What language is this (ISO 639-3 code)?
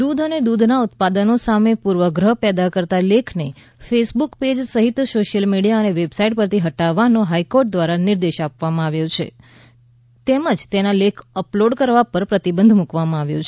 guj